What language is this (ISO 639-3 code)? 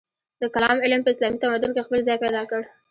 pus